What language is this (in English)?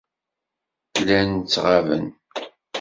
Kabyle